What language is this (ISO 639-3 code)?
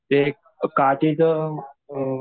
mar